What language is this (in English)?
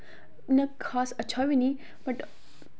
Dogri